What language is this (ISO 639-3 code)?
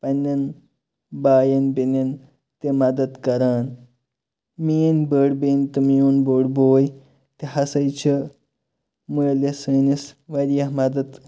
kas